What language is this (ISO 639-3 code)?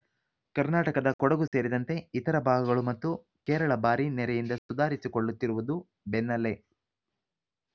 kan